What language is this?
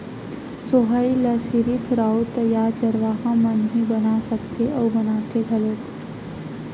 Chhattisgarhi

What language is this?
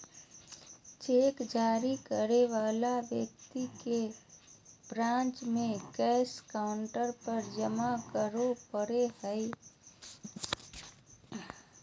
Magahi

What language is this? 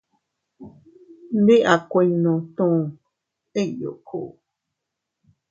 Teutila Cuicatec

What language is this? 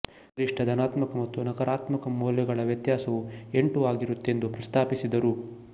Kannada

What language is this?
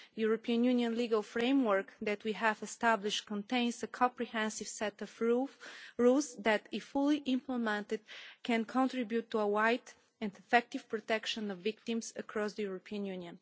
English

